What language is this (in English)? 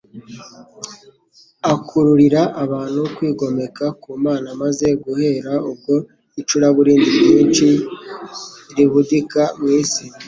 Kinyarwanda